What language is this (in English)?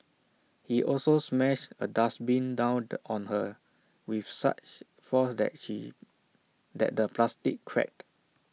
English